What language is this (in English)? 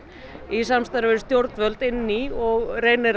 Icelandic